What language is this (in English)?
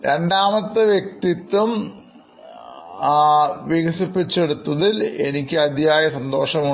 Malayalam